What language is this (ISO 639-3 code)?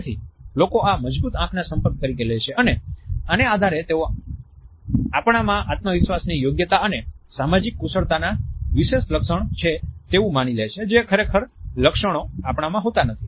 guj